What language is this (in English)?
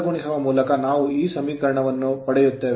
Kannada